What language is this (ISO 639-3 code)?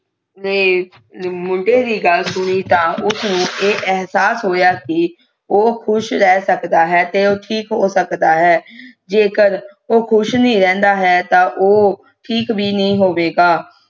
pan